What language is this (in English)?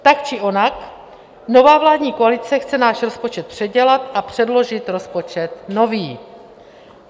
Czech